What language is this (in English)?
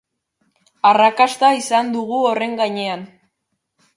Basque